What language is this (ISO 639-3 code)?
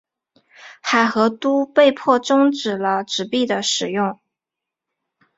zho